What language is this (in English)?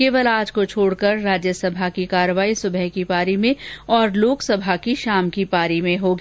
Hindi